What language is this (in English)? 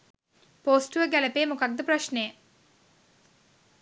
Sinhala